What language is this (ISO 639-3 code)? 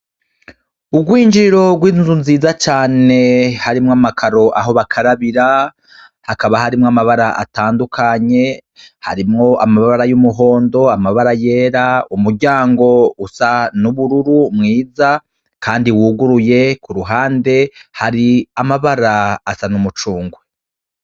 run